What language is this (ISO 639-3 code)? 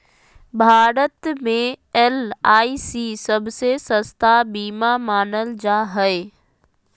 mag